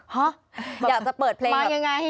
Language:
Thai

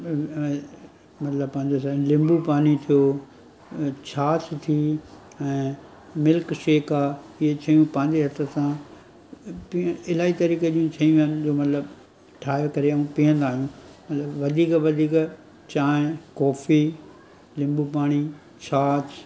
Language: Sindhi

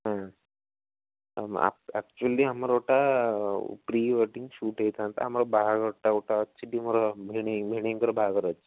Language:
Odia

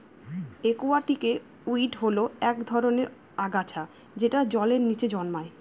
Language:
Bangla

